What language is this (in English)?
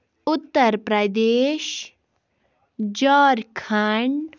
Kashmiri